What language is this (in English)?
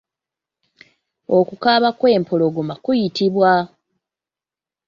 Ganda